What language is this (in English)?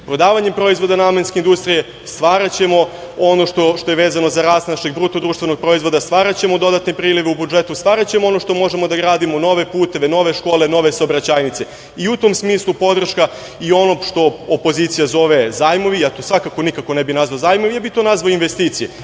Serbian